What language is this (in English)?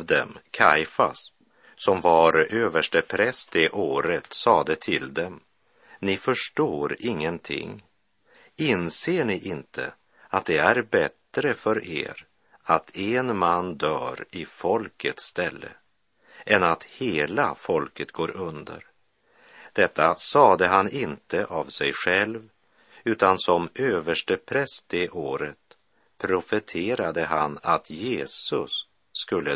Swedish